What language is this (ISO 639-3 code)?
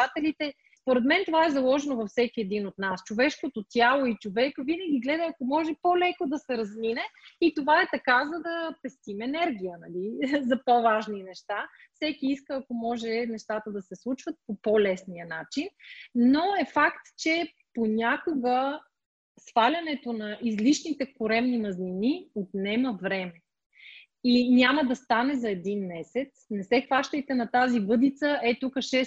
bul